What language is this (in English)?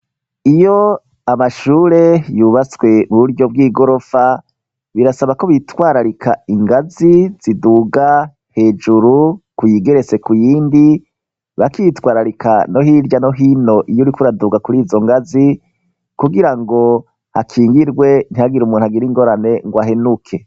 Rundi